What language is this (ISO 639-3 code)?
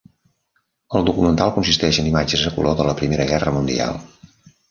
cat